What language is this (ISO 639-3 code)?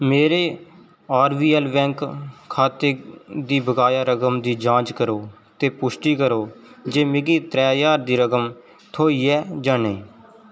doi